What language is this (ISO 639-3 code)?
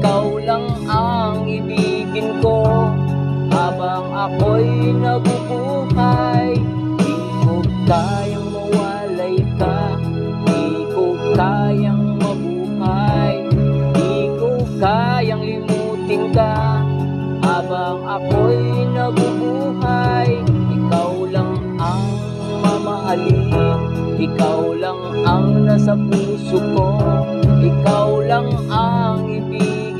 ind